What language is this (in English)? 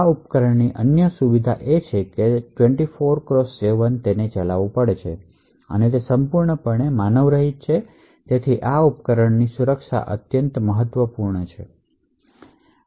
Gujarati